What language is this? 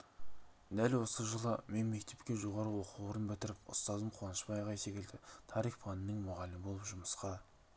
Kazakh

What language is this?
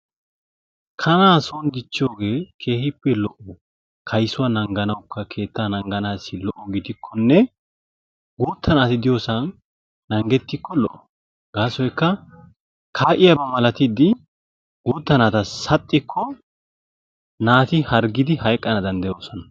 Wolaytta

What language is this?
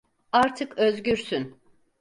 Turkish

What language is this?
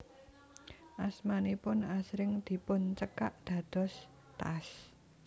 Javanese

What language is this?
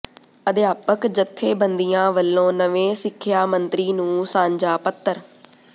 Punjabi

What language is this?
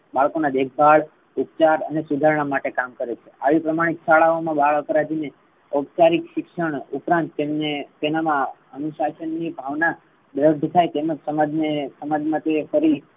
Gujarati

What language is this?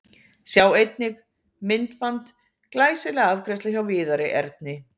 Icelandic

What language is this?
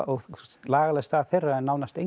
Icelandic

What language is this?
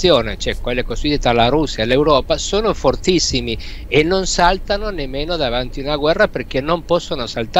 Italian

